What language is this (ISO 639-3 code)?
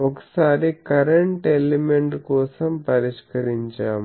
tel